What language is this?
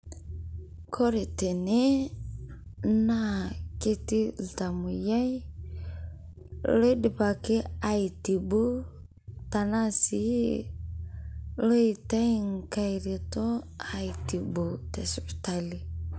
Masai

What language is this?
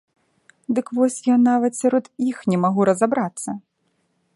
Belarusian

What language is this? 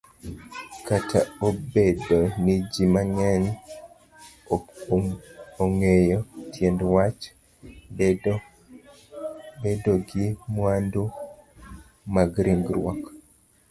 Luo (Kenya and Tanzania)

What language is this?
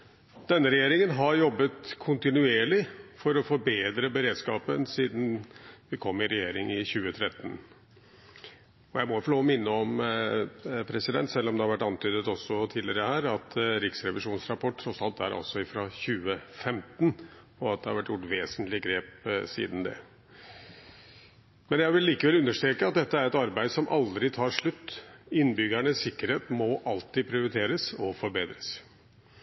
Norwegian Bokmål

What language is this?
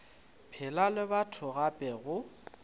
Northern Sotho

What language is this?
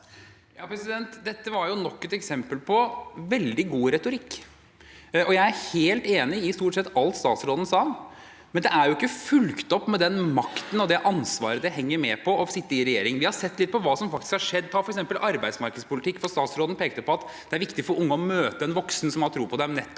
Norwegian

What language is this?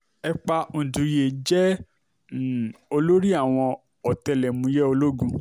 Yoruba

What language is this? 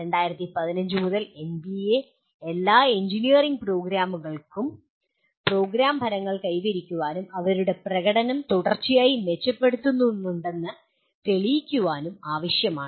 Malayalam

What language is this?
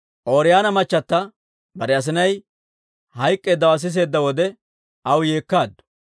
Dawro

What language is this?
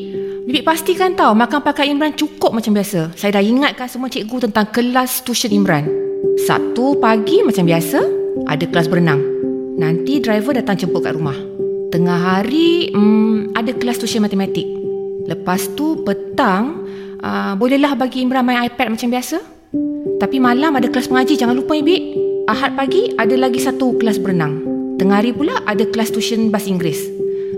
Malay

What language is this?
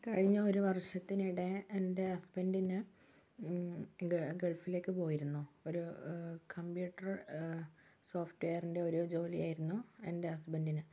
Malayalam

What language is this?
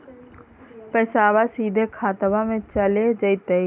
Magahi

